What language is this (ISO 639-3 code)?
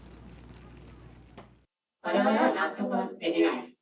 jpn